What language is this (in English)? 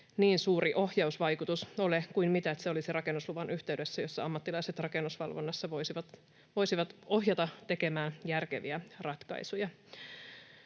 Finnish